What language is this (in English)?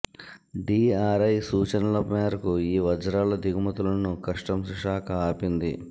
Telugu